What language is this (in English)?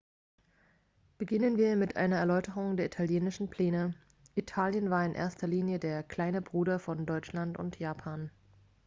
German